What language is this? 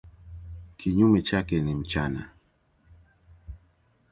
Swahili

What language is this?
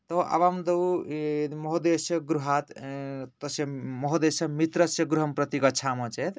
Sanskrit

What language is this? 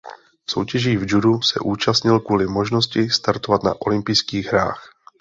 Czech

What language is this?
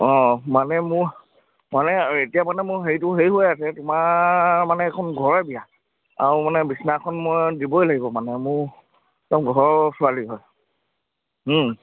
Assamese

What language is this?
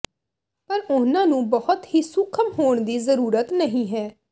Punjabi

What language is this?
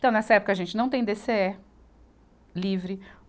Portuguese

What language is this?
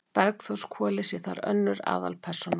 Icelandic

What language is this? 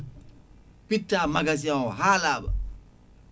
Fula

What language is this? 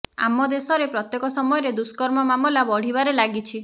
Odia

